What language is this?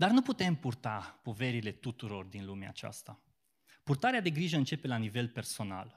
Romanian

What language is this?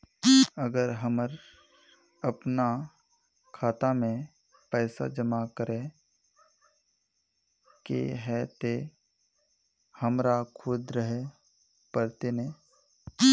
Magahi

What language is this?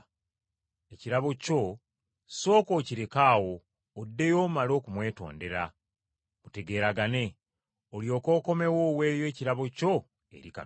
Ganda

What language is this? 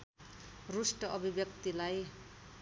Nepali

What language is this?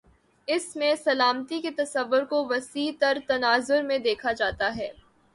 Urdu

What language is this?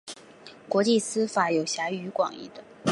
Chinese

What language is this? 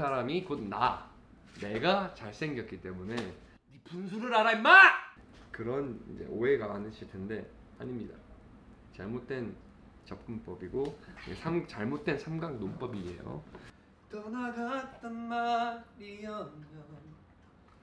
Korean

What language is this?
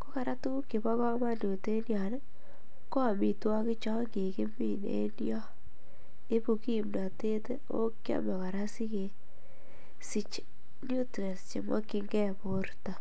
Kalenjin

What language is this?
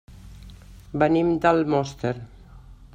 Catalan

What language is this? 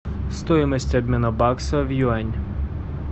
Russian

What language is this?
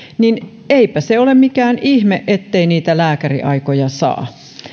Finnish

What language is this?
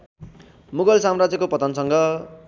Nepali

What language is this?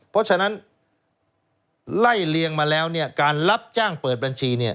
Thai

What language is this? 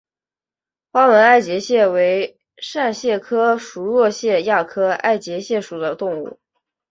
Chinese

